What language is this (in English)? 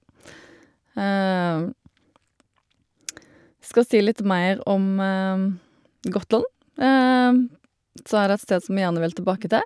Norwegian